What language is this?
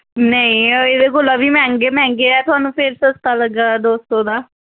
Dogri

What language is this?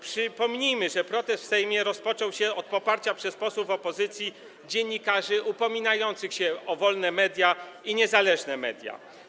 Polish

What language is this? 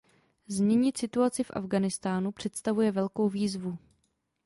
Czech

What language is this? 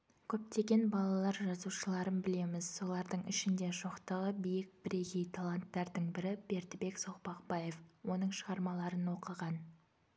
Kazakh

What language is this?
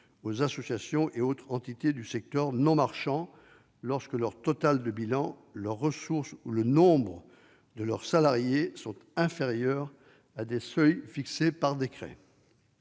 French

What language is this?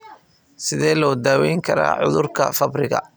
Somali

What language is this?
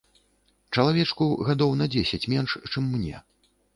Belarusian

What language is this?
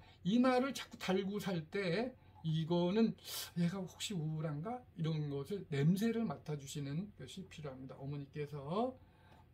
Korean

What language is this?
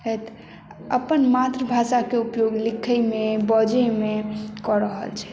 Maithili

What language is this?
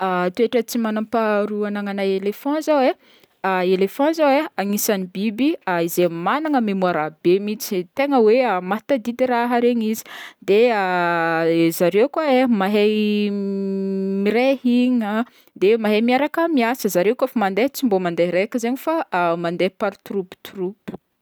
Northern Betsimisaraka Malagasy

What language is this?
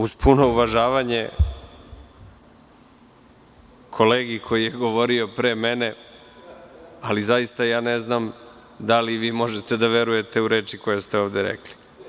Serbian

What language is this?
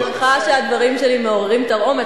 Hebrew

